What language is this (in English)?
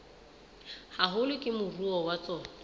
Southern Sotho